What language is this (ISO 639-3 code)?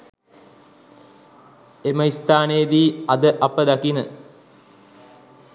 sin